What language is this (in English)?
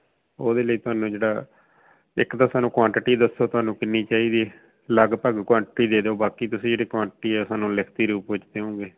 Punjabi